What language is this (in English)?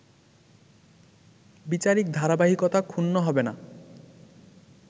Bangla